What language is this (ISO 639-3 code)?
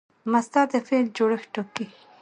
pus